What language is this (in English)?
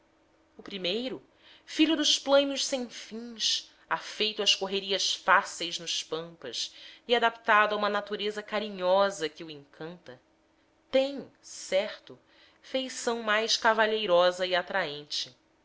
Portuguese